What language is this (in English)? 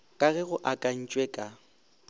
Northern Sotho